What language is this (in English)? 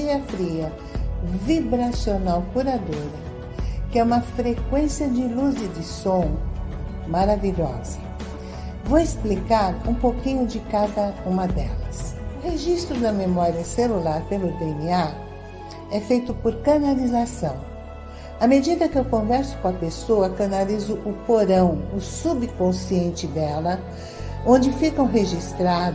Portuguese